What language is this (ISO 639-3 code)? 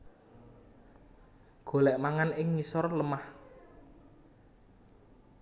jav